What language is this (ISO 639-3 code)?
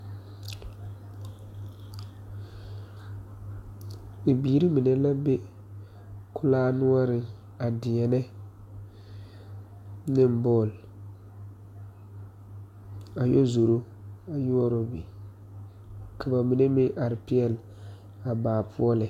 dga